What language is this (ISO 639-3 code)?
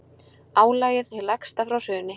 isl